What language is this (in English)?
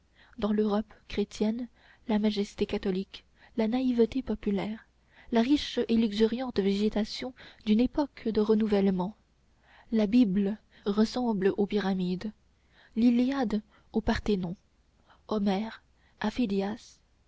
French